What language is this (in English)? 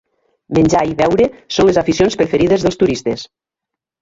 Catalan